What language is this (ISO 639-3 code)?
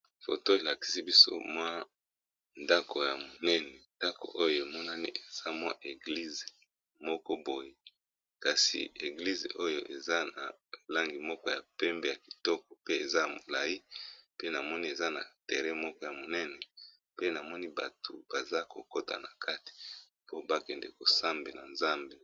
lin